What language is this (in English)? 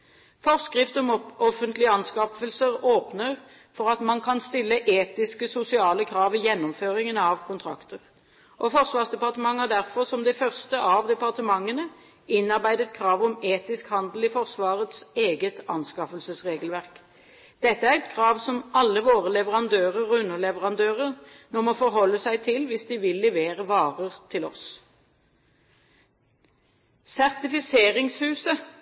Norwegian Bokmål